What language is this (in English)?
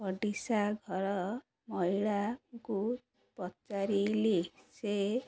Odia